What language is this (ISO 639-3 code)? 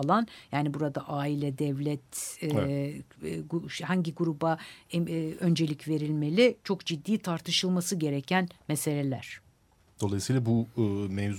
tur